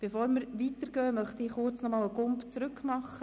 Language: Swiss German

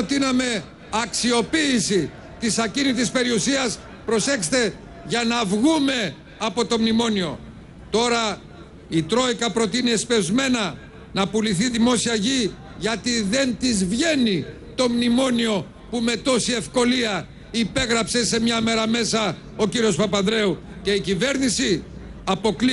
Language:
Greek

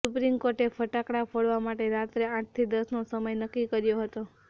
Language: Gujarati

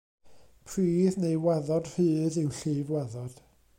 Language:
Welsh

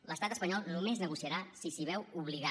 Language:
Catalan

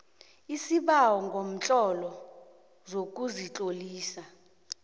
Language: South Ndebele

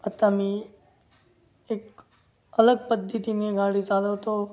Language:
Marathi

